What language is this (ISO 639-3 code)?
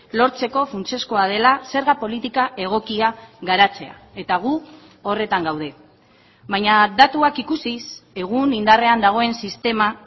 eus